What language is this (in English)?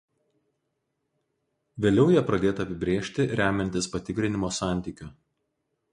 Lithuanian